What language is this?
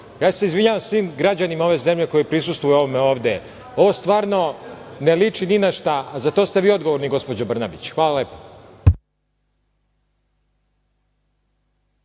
Serbian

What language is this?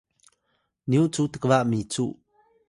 Atayal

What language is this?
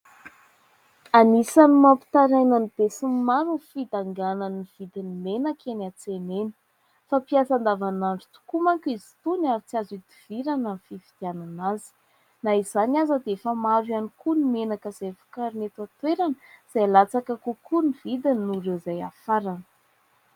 Malagasy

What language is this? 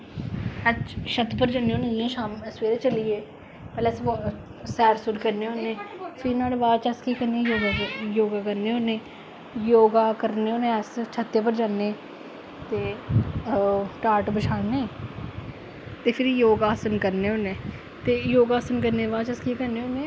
Dogri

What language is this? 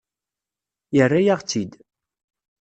Kabyle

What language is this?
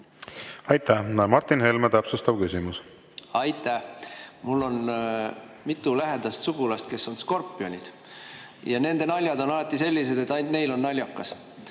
Estonian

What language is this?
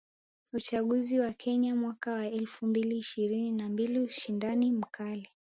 Swahili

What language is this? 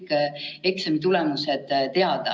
Estonian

